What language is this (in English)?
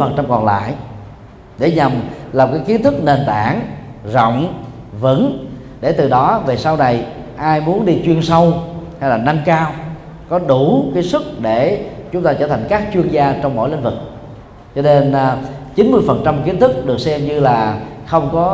Vietnamese